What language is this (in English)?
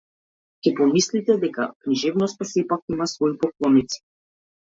Macedonian